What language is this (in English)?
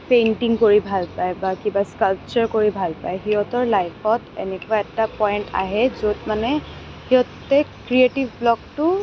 Assamese